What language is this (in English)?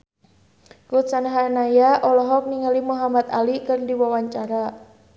Sundanese